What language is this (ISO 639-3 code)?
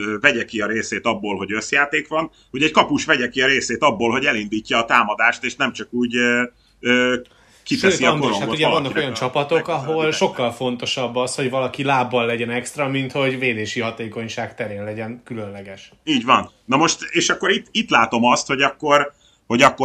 hun